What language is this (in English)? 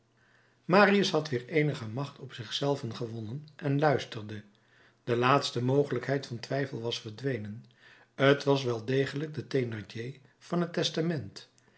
Dutch